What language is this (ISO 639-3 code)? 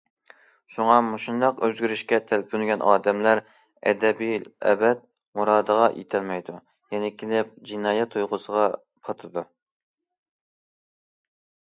uig